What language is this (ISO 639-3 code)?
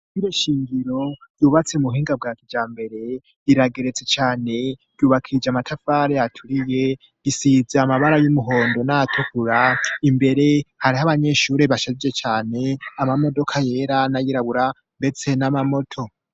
run